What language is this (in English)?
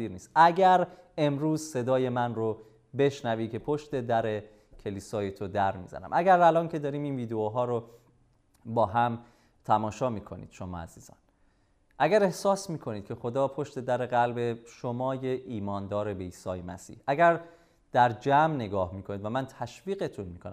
Persian